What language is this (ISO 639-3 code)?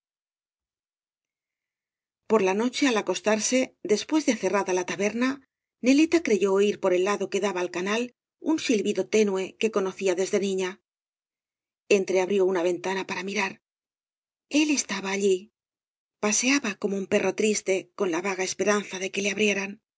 spa